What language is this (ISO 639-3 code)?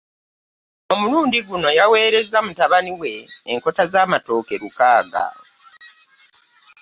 lug